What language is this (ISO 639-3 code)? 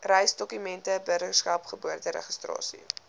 afr